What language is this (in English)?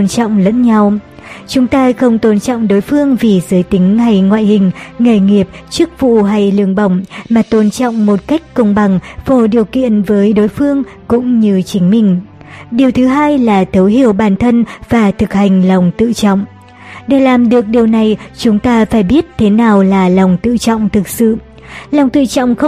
Vietnamese